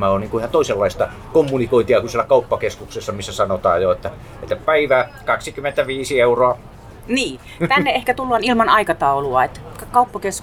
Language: Finnish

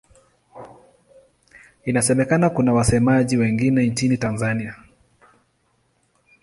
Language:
Swahili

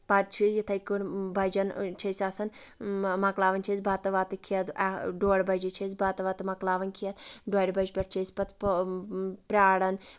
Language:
Kashmiri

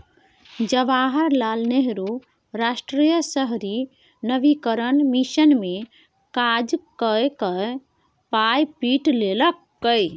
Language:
Maithili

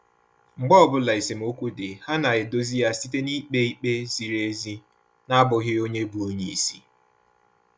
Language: Igbo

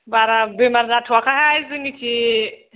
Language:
Bodo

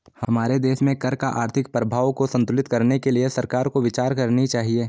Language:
Hindi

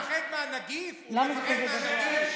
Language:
Hebrew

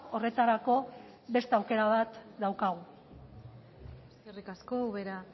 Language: Basque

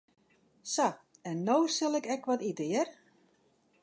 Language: Western Frisian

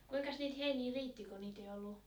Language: Finnish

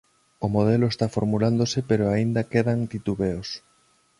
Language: Galician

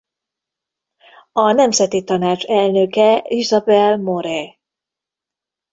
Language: Hungarian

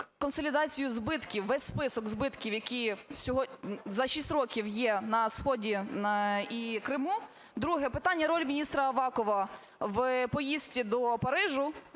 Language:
Ukrainian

